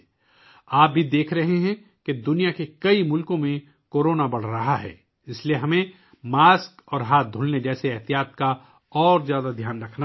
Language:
Urdu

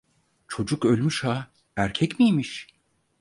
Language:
Turkish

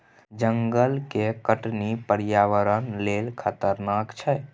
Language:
Maithili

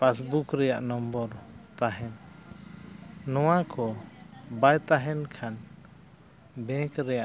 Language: Santali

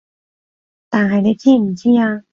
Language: Cantonese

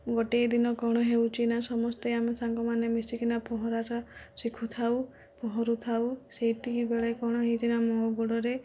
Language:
Odia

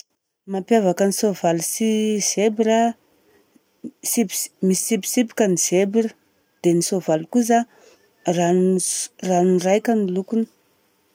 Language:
Southern Betsimisaraka Malagasy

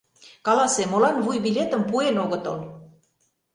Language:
Mari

